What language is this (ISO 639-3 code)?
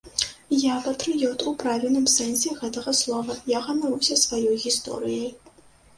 bel